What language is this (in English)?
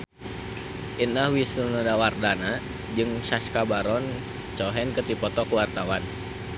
Sundanese